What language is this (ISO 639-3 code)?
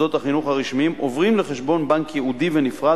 heb